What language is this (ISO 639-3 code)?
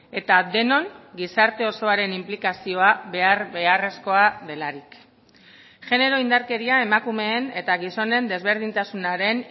eus